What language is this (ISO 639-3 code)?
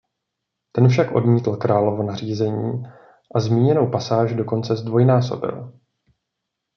ces